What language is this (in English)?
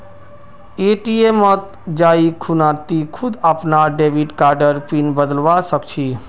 Magahi